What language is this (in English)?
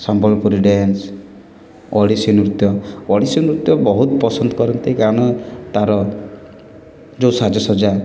Odia